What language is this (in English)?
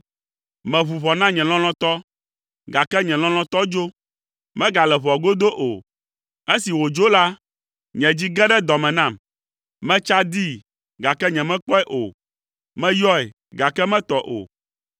Ewe